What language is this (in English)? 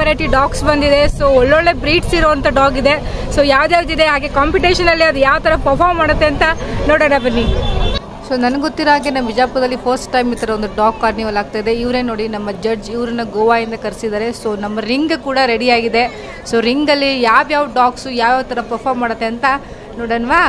Kannada